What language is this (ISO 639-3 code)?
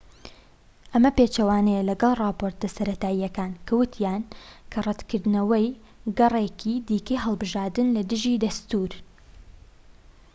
ckb